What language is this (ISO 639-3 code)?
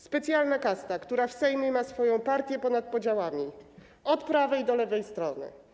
pol